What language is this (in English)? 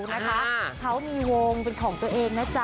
Thai